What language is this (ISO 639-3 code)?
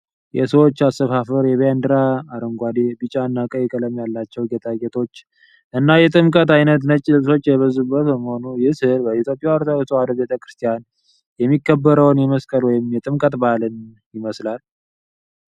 amh